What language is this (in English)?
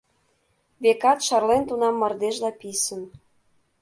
Mari